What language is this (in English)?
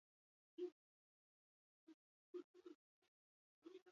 Basque